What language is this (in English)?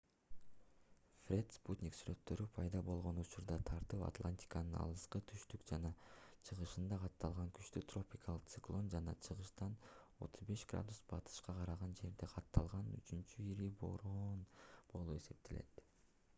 Kyrgyz